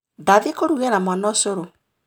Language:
Kikuyu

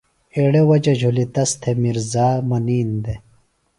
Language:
Phalura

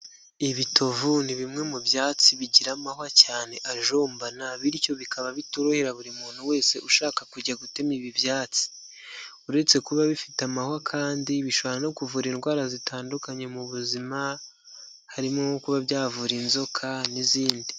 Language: Kinyarwanda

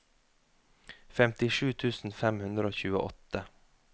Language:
Norwegian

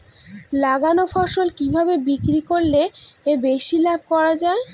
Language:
Bangla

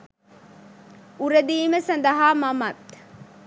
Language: Sinhala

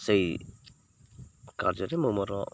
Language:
Odia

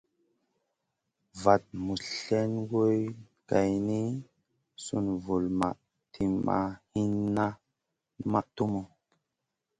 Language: Masana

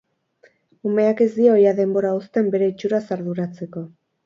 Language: Basque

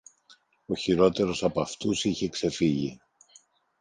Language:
Greek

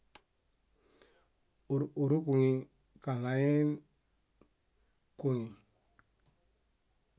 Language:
Bayot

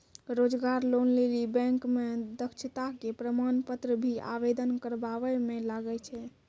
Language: Maithili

